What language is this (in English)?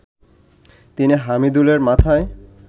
Bangla